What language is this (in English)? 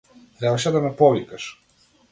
Macedonian